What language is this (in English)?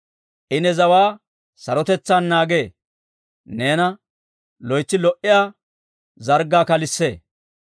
Dawro